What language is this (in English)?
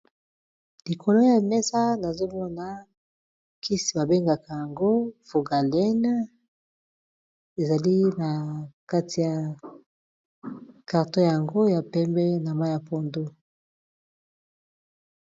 Lingala